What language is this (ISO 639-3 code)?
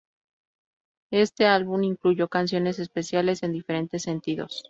spa